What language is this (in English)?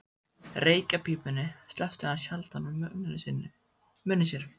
Icelandic